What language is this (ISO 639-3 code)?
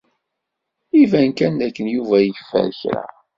kab